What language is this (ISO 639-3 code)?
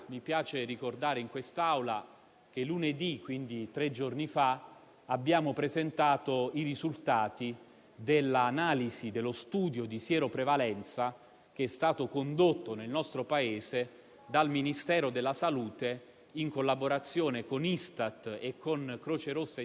ita